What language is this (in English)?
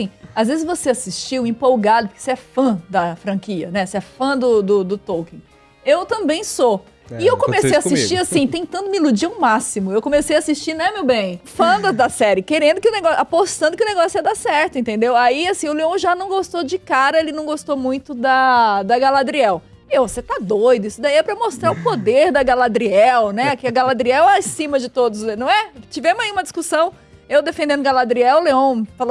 Portuguese